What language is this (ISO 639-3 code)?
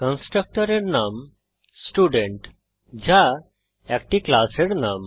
ben